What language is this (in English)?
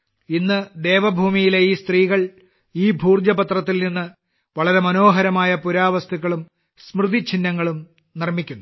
Malayalam